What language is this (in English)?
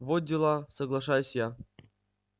Russian